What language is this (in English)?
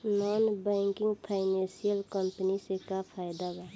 Bhojpuri